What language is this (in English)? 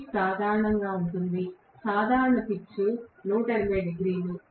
Telugu